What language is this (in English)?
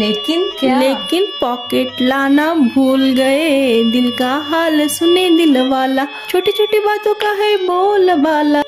Hindi